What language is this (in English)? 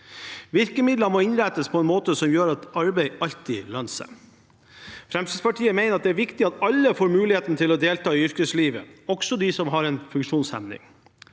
Norwegian